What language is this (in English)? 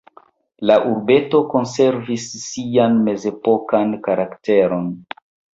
Esperanto